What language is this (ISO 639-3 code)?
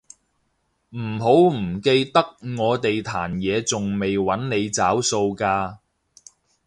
yue